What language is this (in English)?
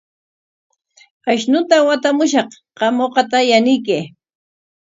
Corongo Ancash Quechua